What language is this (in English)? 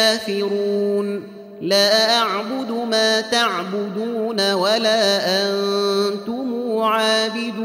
Arabic